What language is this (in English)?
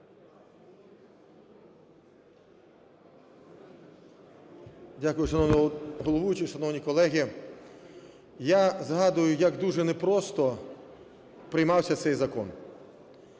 Ukrainian